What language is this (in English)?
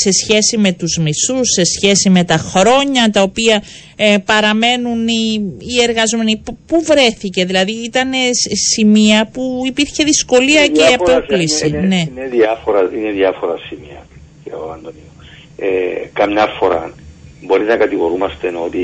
Greek